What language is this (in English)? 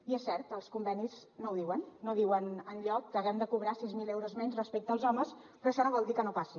Catalan